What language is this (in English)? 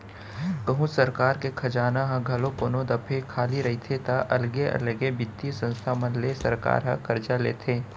Chhattisgarhi